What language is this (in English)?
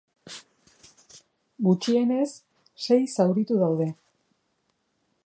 Basque